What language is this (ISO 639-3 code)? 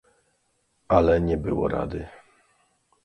pol